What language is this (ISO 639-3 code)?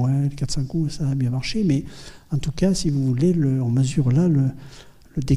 fra